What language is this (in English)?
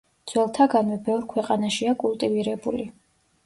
Georgian